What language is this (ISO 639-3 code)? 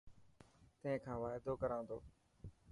mki